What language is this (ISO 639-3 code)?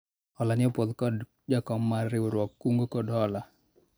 luo